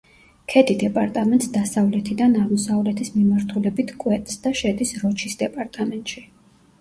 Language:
Georgian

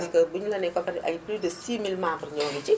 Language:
Wolof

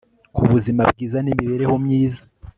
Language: Kinyarwanda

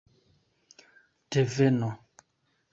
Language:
Esperanto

